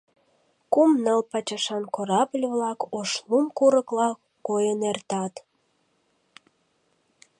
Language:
Mari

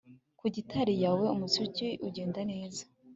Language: Kinyarwanda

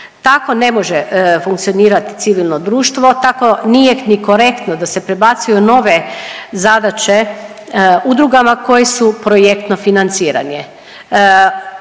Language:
Croatian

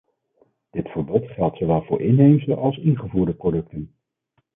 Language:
Dutch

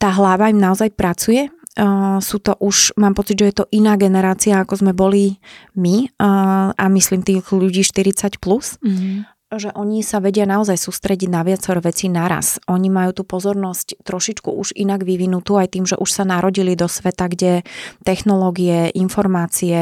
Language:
Slovak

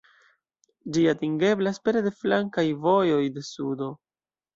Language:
Esperanto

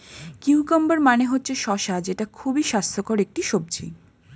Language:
Bangla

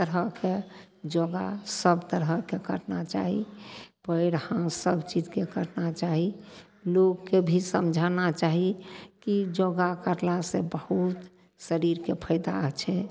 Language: Maithili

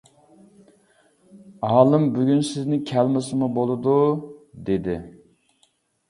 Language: Uyghur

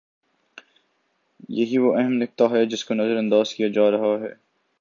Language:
Urdu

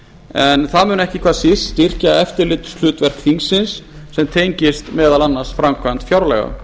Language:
Icelandic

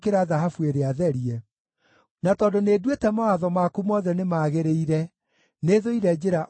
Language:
Kikuyu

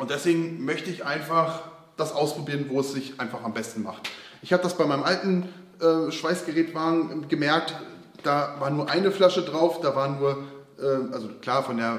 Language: German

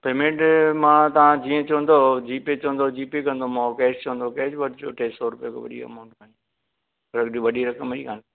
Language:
Sindhi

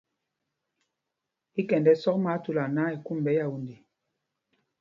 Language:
Mpumpong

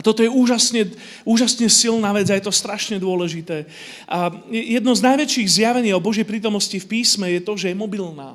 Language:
Slovak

